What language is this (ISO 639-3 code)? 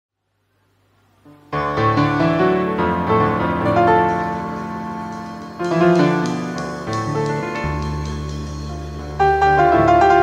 ara